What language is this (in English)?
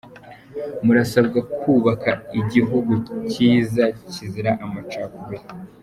Kinyarwanda